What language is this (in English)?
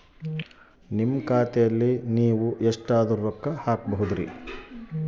Kannada